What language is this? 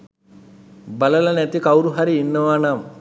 Sinhala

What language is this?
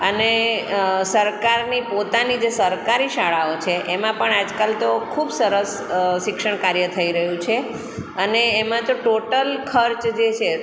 Gujarati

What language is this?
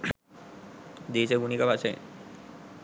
Sinhala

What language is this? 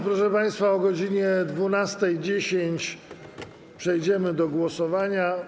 Polish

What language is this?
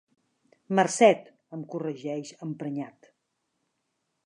Catalan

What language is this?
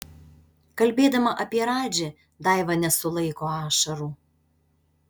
Lithuanian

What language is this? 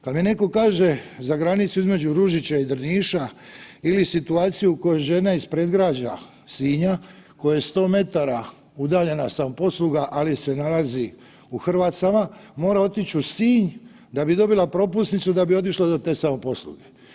Croatian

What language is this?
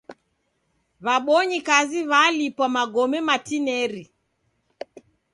Taita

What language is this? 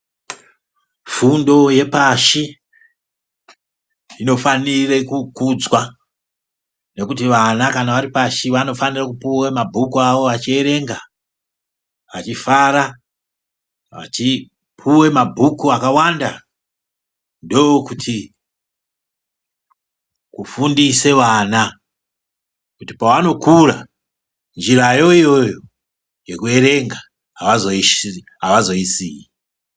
Ndau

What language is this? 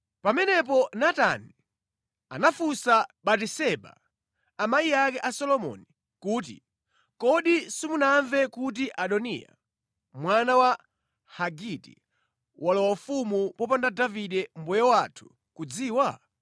Nyanja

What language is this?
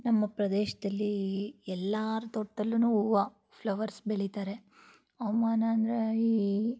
Kannada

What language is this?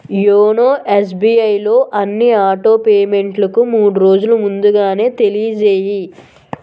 Telugu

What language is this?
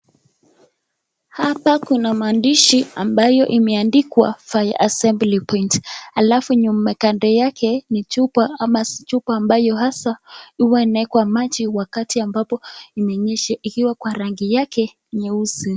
Swahili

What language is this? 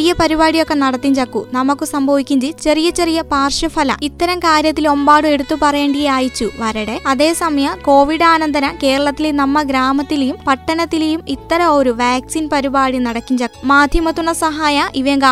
Malayalam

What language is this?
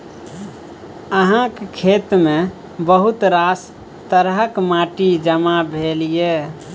Maithili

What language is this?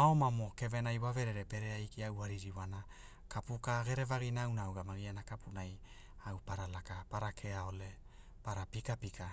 Hula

